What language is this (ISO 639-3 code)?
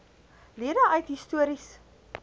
afr